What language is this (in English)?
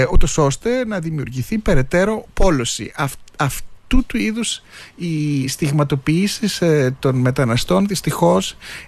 Greek